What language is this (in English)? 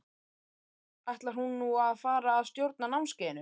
Icelandic